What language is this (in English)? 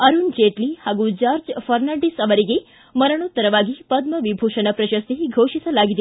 Kannada